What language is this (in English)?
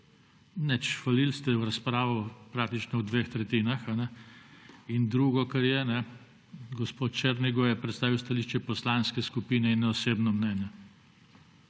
Slovenian